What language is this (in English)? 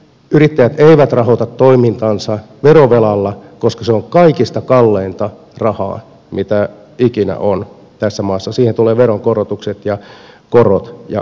Finnish